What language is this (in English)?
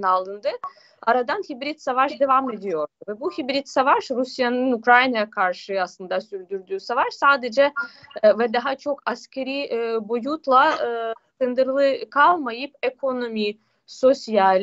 Turkish